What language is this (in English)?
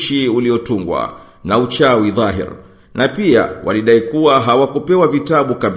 Swahili